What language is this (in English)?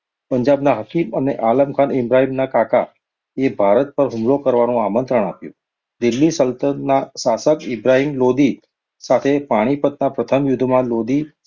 Gujarati